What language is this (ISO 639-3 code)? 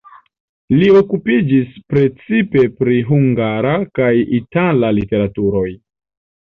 epo